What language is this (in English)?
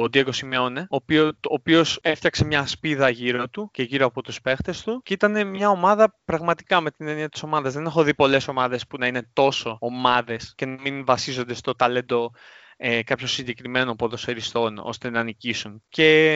Greek